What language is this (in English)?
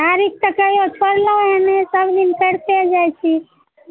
Maithili